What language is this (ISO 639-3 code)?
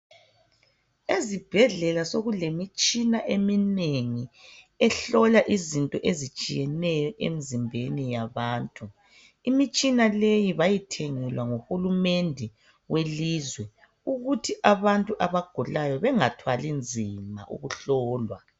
nde